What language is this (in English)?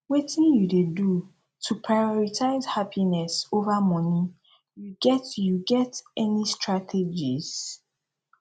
Nigerian Pidgin